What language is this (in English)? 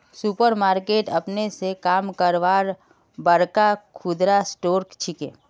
Magahi